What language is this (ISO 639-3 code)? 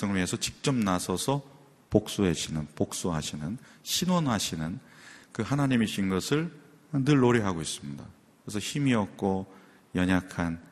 kor